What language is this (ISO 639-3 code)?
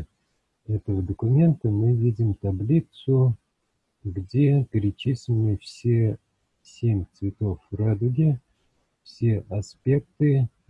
rus